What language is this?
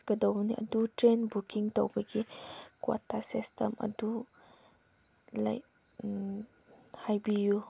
Manipuri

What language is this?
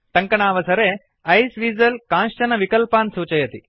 Sanskrit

